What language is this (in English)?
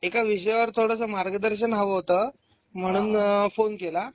Marathi